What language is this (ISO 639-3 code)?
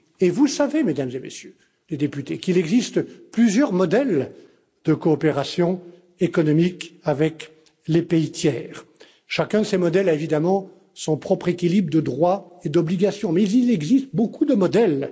fra